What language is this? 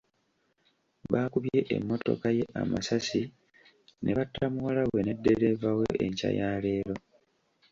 Ganda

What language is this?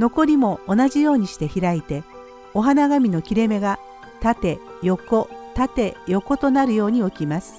Japanese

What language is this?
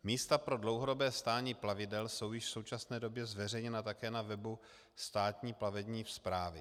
Czech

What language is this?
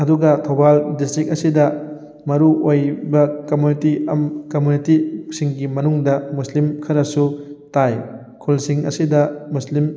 Manipuri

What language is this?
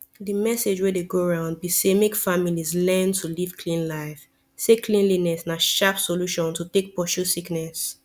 Nigerian Pidgin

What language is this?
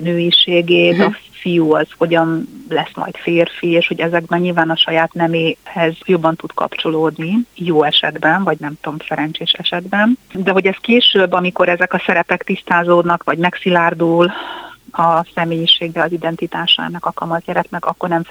Hungarian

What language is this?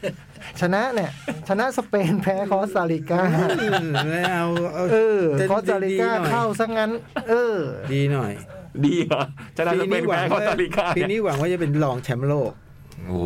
Thai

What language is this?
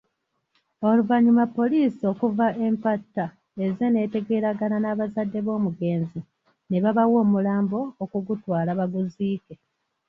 Ganda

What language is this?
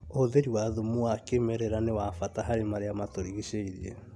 Kikuyu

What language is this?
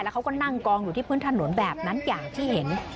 Thai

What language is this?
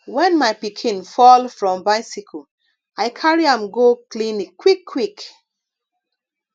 Nigerian Pidgin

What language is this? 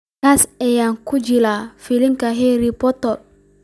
Somali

